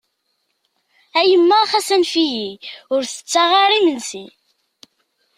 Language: Kabyle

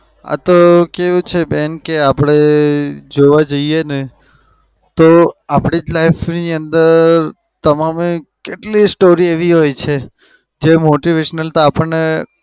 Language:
Gujarati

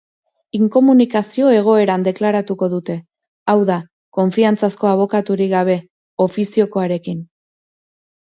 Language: Basque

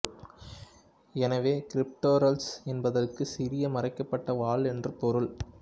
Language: Tamil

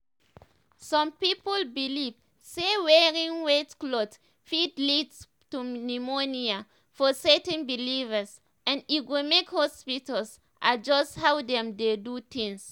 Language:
Nigerian Pidgin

